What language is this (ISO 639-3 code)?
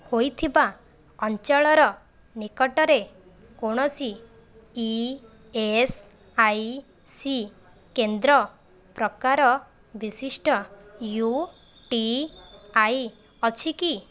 ori